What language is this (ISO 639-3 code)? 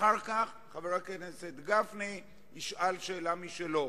heb